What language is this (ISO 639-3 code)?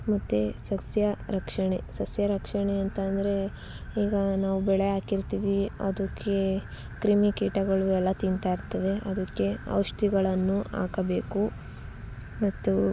kan